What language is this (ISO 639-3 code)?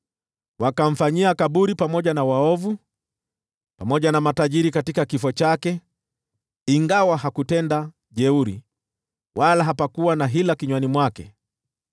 swa